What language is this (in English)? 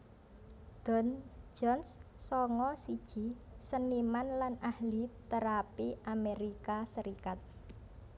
Javanese